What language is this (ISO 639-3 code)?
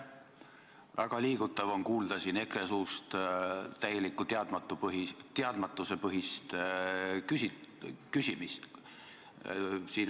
est